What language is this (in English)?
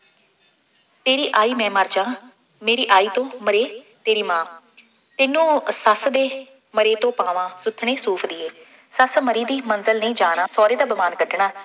Punjabi